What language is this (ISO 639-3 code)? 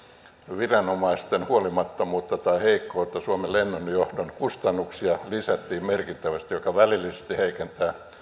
fin